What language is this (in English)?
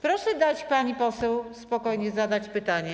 Polish